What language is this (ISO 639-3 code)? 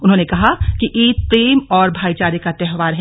hin